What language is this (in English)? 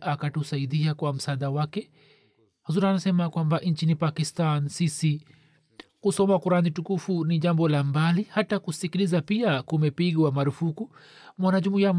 Swahili